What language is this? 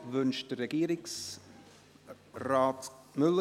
Swiss German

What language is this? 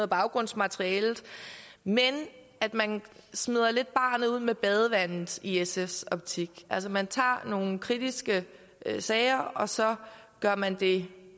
Danish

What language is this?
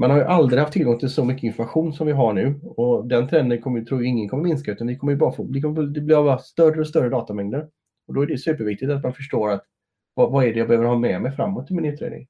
Swedish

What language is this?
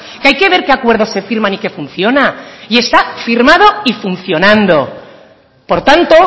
Spanish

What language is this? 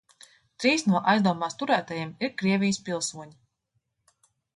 Latvian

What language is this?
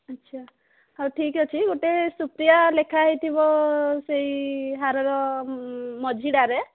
Odia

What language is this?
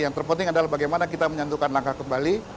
Indonesian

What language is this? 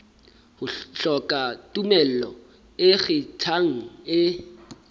Southern Sotho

